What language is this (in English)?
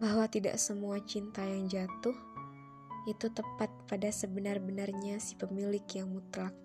Indonesian